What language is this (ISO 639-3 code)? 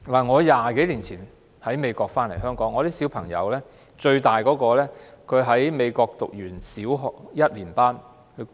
yue